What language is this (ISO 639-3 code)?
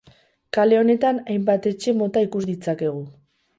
eus